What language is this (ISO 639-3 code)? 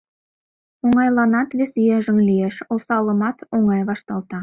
chm